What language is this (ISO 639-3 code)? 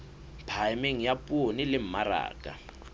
sot